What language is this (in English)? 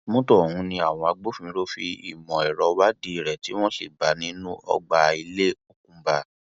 Yoruba